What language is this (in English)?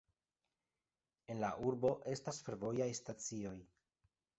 Esperanto